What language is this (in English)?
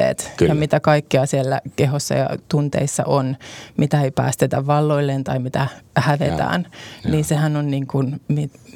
Finnish